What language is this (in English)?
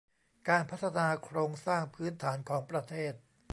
Thai